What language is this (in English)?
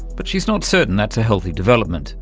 English